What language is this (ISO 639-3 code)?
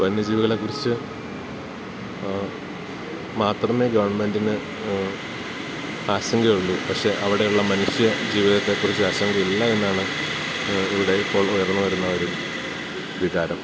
mal